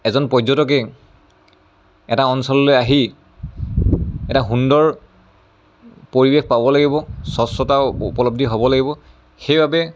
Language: Assamese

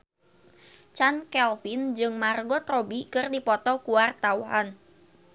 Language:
Sundanese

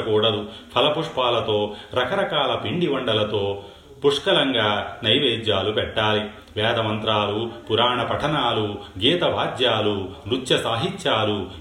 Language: Telugu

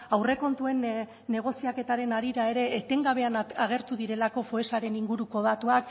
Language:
Basque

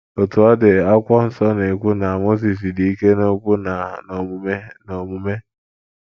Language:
Igbo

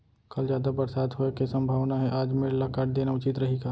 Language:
Chhattisgarhi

